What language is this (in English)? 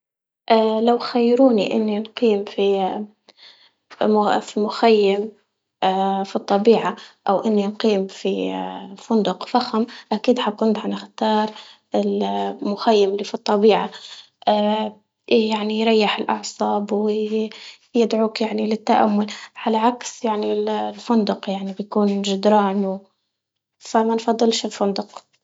Libyan Arabic